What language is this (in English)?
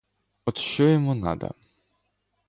Ukrainian